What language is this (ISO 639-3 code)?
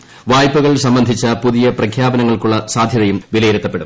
mal